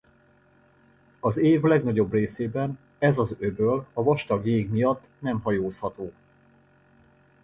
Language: Hungarian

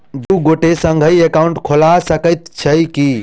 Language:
Maithili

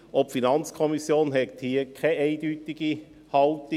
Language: Swiss German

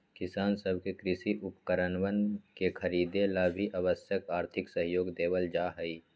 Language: Magahi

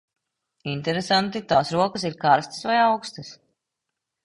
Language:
Latvian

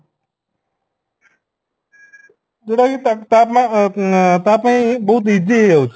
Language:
Odia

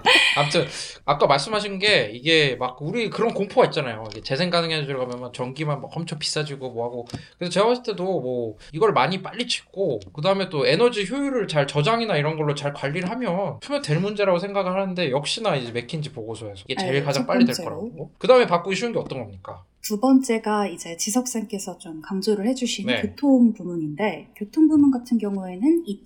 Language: Korean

